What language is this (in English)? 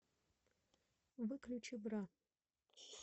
Russian